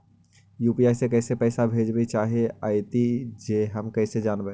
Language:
Magahi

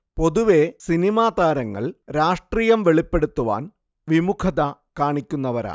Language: Malayalam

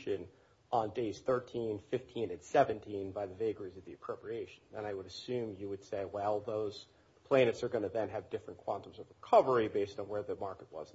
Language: English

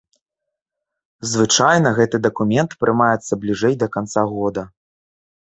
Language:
Belarusian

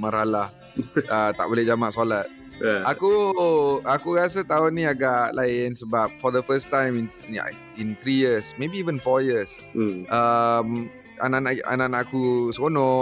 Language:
Malay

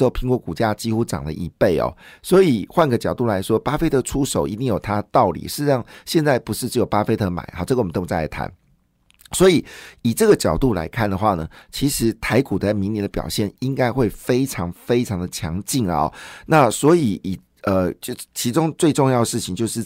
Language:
Chinese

